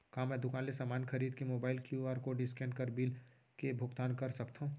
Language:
Chhattisgarhi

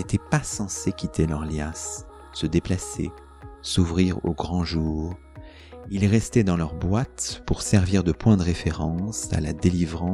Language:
French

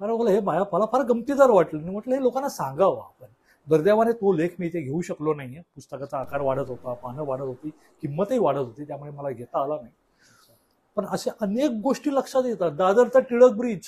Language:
Marathi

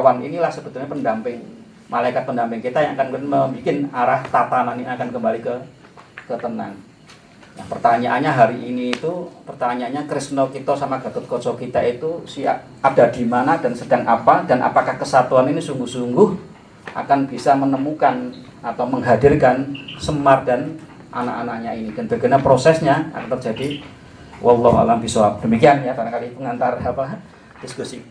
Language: Indonesian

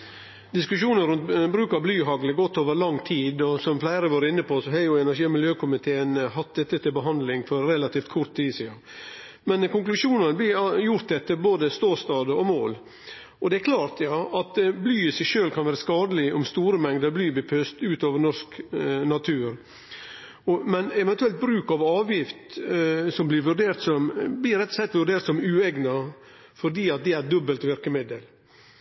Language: Norwegian Nynorsk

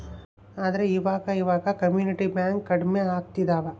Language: Kannada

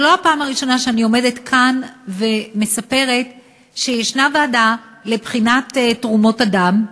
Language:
Hebrew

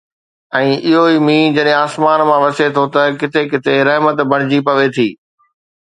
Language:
Sindhi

